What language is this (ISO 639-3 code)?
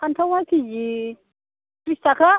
brx